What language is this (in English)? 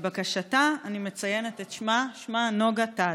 Hebrew